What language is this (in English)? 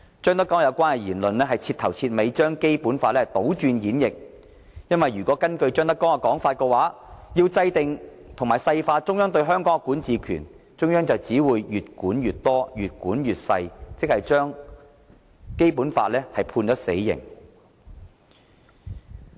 Cantonese